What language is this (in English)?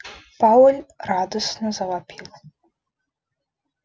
Russian